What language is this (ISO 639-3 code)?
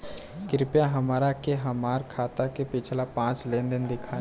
bho